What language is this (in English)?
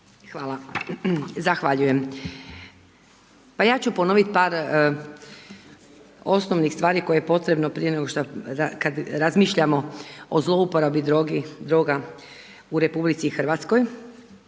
Croatian